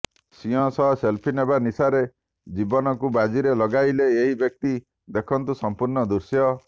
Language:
Odia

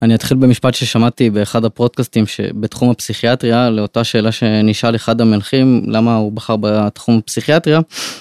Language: Hebrew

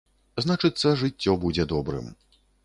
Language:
Belarusian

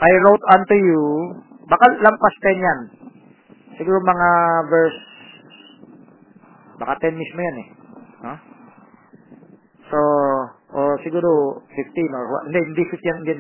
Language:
Filipino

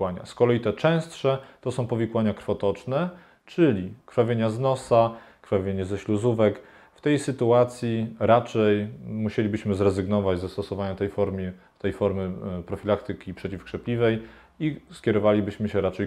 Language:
Polish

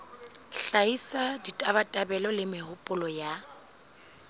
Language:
Southern Sotho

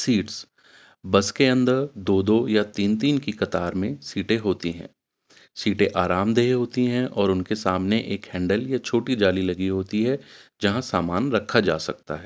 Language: Urdu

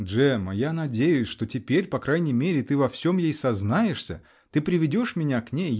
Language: Russian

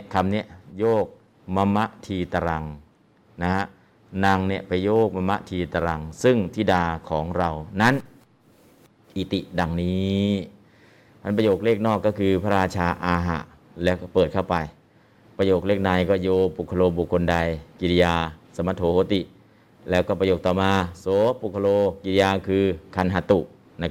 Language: Thai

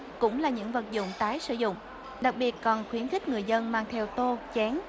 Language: Vietnamese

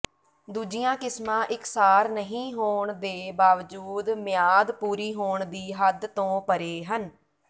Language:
Punjabi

